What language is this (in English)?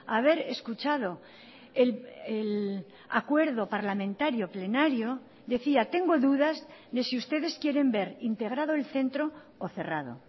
Spanish